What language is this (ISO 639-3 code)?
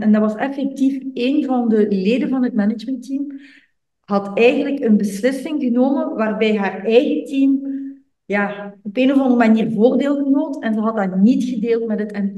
nld